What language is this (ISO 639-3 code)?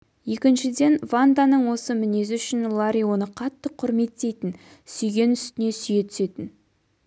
kaz